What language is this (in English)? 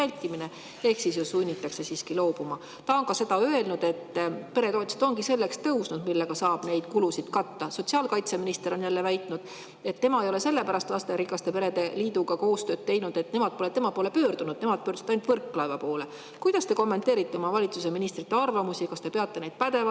Estonian